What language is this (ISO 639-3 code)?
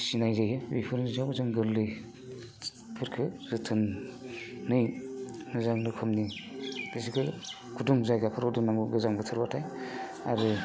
brx